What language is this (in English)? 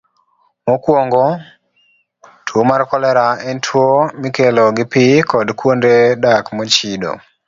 Luo (Kenya and Tanzania)